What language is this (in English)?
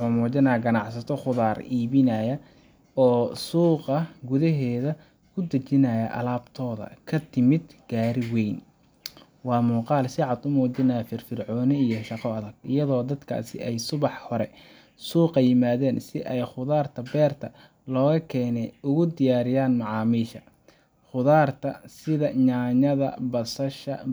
Somali